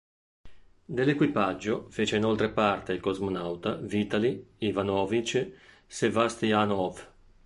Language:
Italian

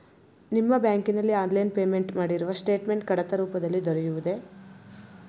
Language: Kannada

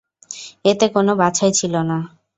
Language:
Bangla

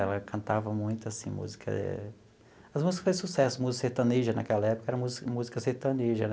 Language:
Portuguese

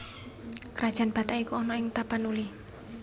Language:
Javanese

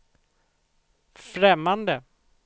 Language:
Swedish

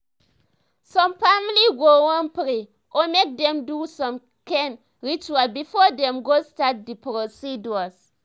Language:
Nigerian Pidgin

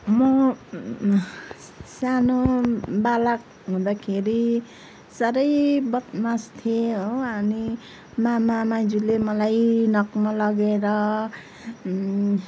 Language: Nepali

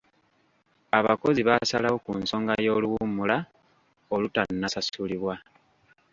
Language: Ganda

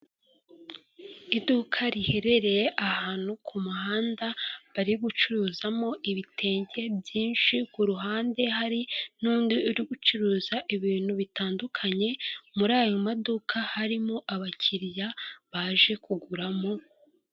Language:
Kinyarwanda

